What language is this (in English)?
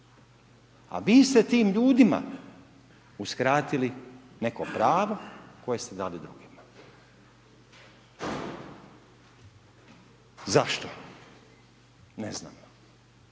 Croatian